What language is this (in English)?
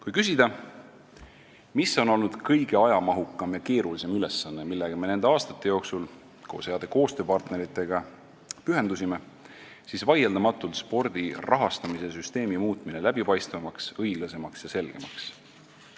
Estonian